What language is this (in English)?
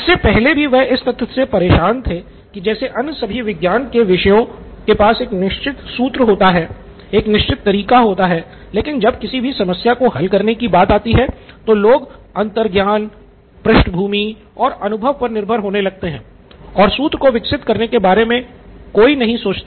Hindi